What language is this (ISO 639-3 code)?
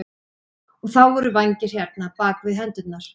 isl